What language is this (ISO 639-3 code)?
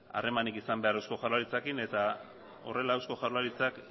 eus